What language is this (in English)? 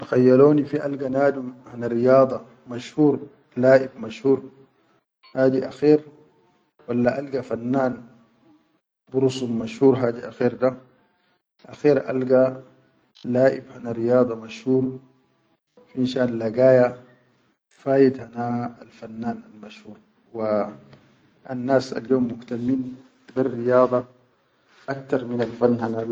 Chadian Arabic